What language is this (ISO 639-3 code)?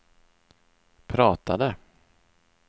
swe